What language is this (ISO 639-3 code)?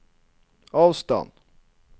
nor